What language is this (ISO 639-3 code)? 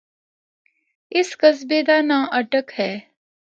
hno